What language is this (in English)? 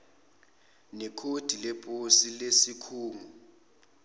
Zulu